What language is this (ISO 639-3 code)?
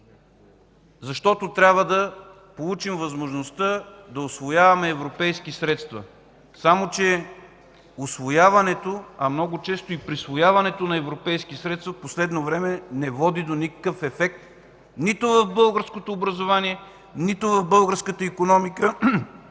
bul